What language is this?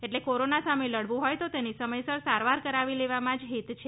Gujarati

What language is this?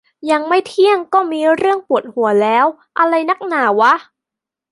Thai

